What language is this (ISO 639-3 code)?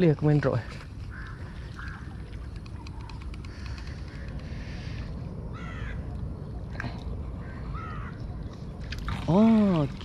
msa